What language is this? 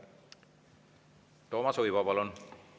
Estonian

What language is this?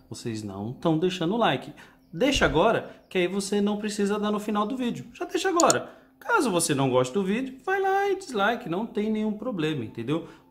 Portuguese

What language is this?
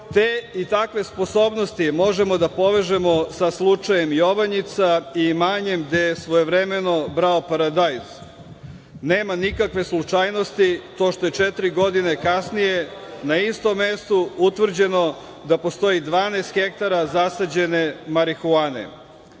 Serbian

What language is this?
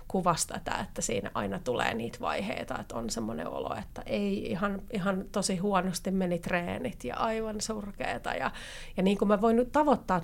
Finnish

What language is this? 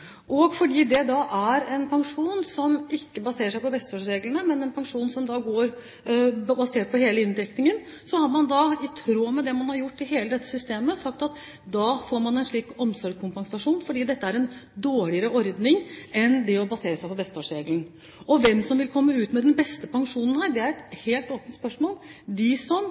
Norwegian Bokmål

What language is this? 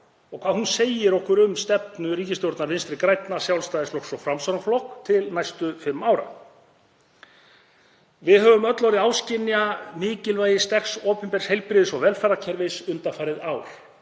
Icelandic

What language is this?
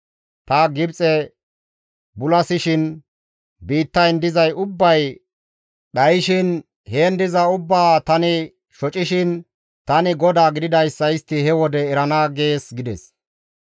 Gamo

